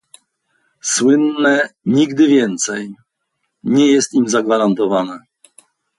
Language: Polish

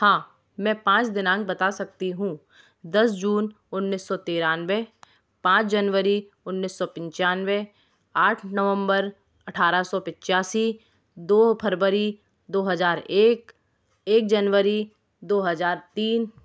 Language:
Hindi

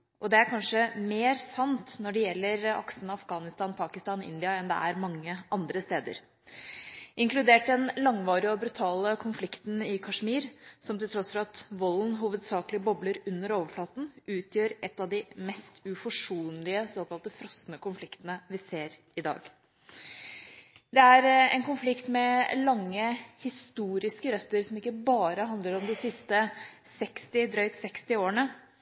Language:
Norwegian Bokmål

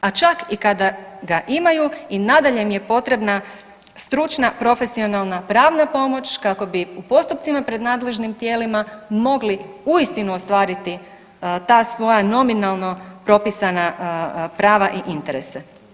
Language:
Croatian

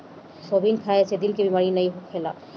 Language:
Bhojpuri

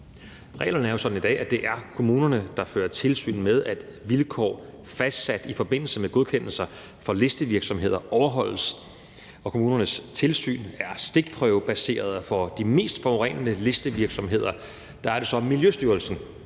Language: Danish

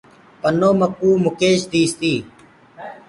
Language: Gurgula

